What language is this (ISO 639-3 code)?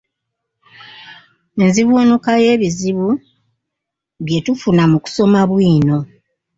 lug